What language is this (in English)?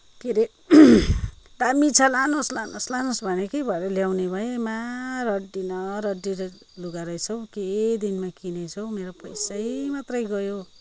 Nepali